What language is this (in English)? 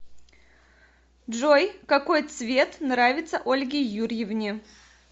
Russian